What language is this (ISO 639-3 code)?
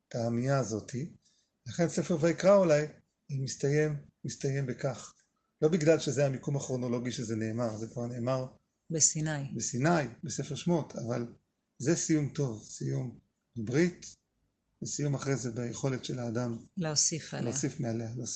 heb